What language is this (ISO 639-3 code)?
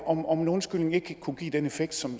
dan